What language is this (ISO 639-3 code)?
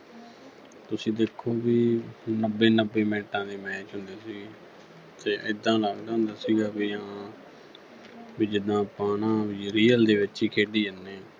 pan